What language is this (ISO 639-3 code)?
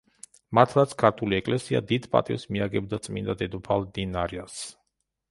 kat